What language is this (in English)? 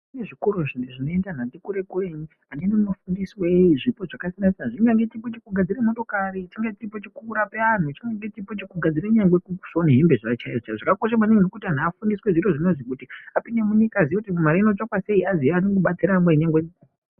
Ndau